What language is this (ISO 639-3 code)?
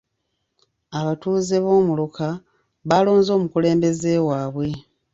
lug